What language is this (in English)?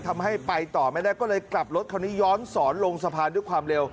Thai